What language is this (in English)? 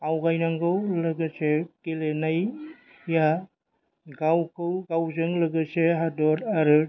Bodo